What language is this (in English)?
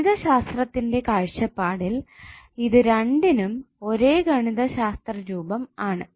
Malayalam